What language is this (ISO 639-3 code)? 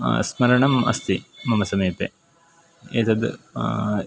san